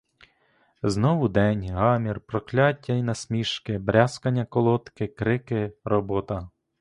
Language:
Ukrainian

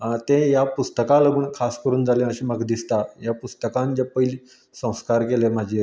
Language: Konkani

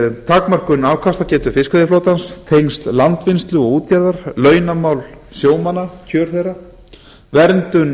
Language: Icelandic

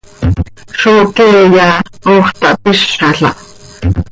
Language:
Seri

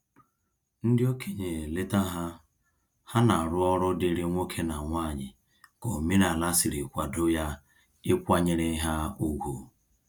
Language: Igbo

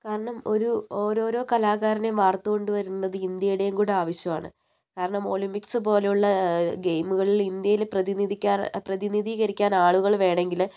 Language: Malayalam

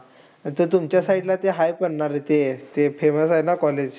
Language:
Marathi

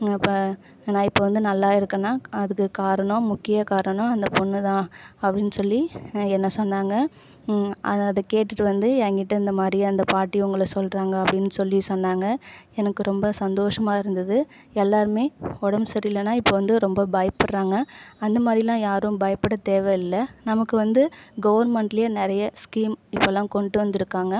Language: Tamil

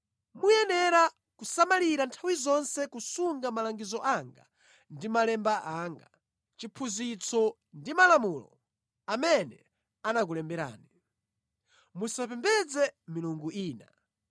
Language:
Nyanja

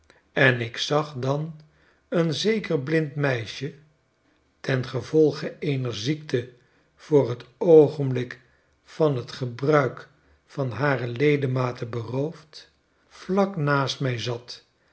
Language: Dutch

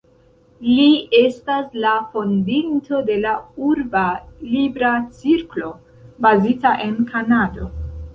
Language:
Esperanto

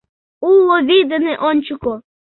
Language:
Mari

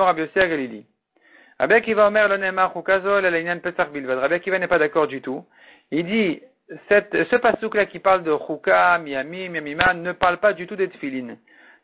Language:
French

